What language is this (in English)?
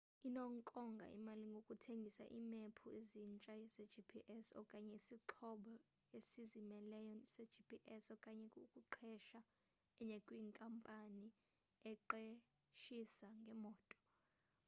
Xhosa